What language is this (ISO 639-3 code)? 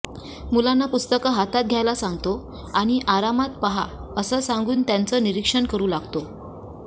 mar